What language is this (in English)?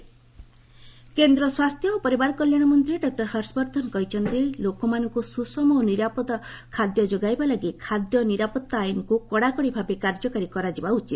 Odia